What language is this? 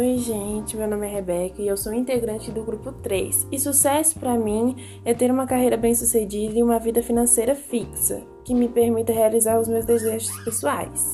Portuguese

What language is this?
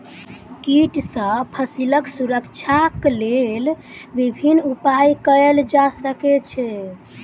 Maithili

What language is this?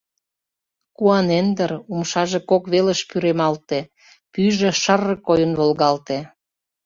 Mari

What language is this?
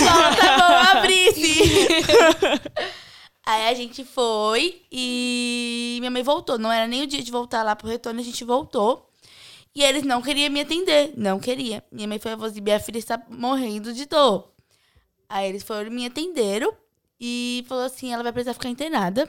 Portuguese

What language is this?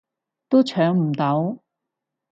Cantonese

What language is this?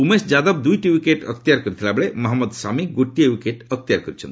Odia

